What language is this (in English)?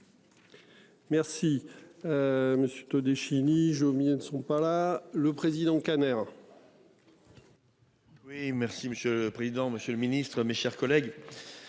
French